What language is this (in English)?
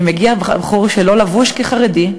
Hebrew